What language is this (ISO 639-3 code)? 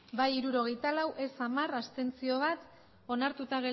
eus